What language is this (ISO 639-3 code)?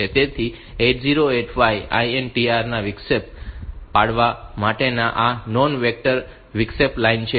guj